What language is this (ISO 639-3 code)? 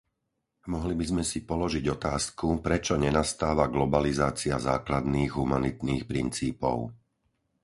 slk